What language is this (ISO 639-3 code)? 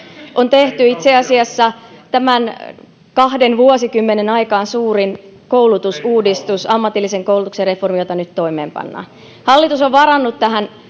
fin